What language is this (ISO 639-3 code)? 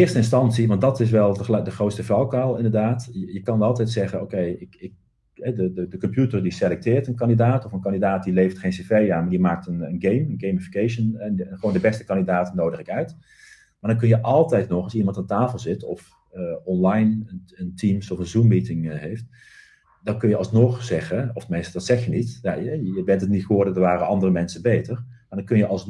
nld